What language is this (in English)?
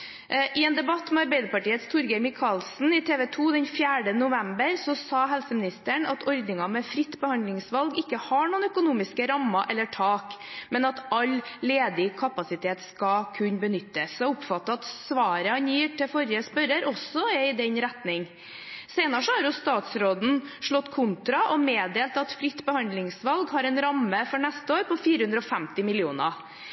Norwegian Bokmål